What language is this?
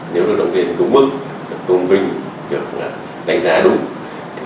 Vietnamese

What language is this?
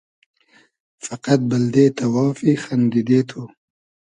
Hazaragi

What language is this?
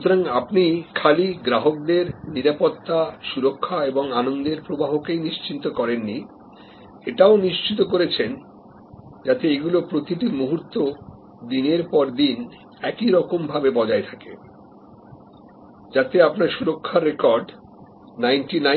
Bangla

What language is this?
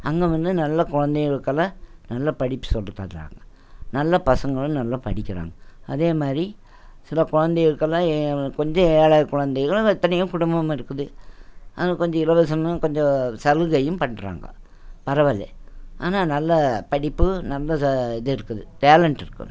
Tamil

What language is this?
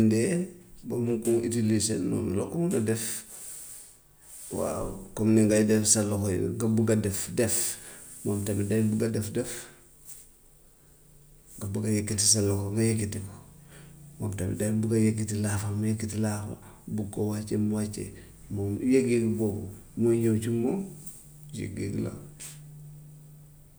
Gambian Wolof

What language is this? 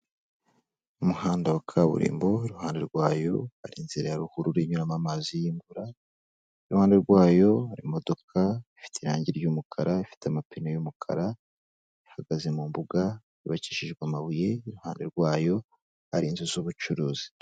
Kinyarwanda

